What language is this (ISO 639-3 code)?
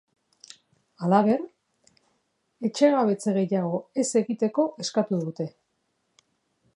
eus